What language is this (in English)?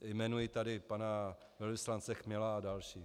Czech